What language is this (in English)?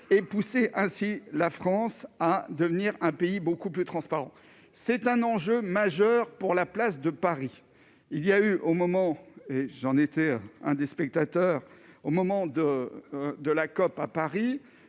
French